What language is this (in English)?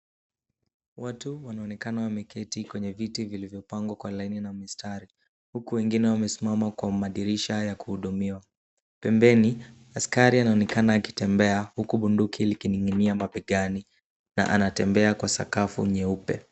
Swahili